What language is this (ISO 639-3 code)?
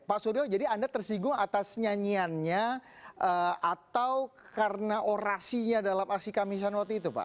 ind